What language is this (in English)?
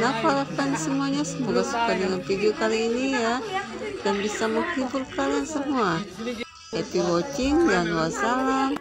Indonesian